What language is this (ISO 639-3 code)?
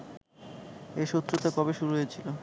ben